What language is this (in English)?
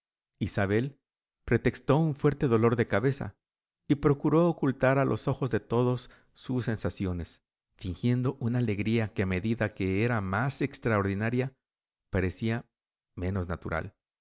Spanish